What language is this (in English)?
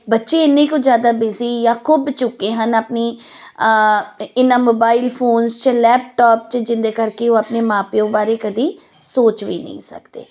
Punjabi